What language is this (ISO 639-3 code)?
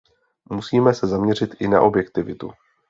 ces